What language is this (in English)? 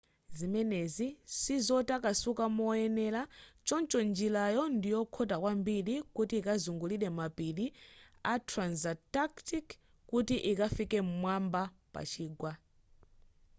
Nyanja